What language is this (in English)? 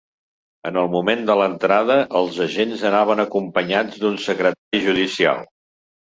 Catalan